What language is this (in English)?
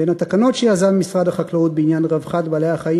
Hebrew